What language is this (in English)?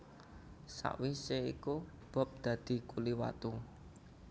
Javanese